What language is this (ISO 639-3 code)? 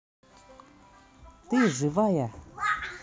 rus